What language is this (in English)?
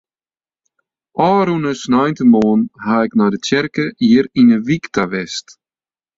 Western Frisian